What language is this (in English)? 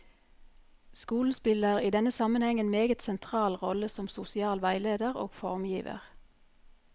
Norwegian